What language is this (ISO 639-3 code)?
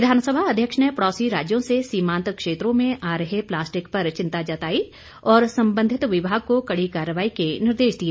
hin